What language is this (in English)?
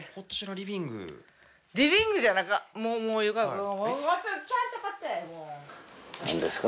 Japanese